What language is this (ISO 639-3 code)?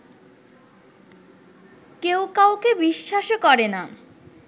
ben